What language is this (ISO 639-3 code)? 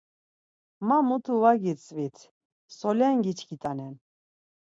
lzz